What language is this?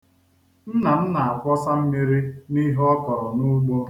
Igbo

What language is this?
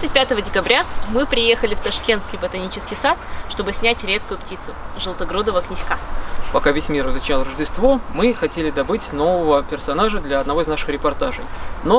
Russian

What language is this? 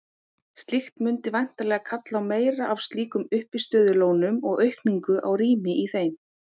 Icelandic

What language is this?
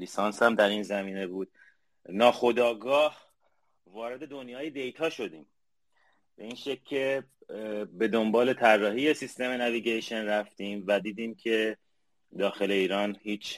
Persian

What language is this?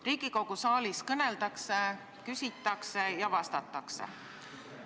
Estonian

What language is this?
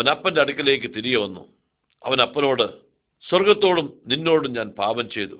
Arabic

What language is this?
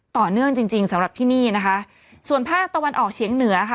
Thai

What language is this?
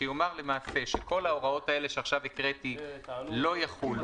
Hebrew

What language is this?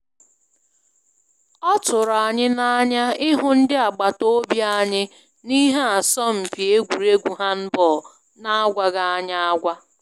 Igbo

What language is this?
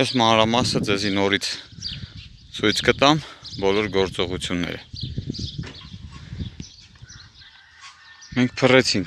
Turkish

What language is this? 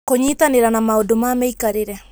Kikuyu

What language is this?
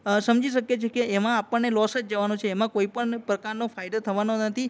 Gujarati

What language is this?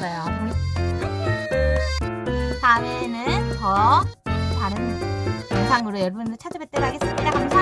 Korean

